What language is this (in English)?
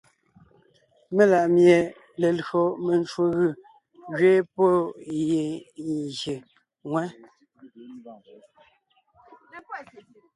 Ngiemboon